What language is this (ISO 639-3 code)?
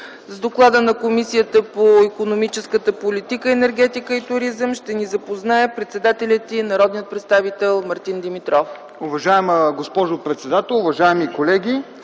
bul